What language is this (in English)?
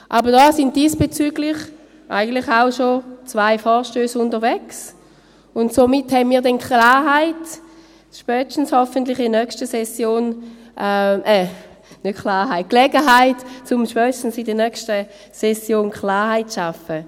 Swiss German